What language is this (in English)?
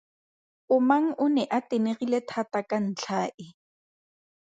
Tswana